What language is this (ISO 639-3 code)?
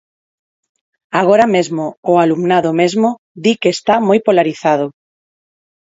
glg